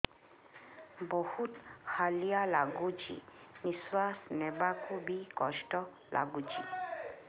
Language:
Odia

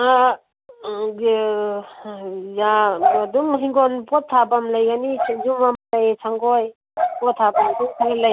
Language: Manipuri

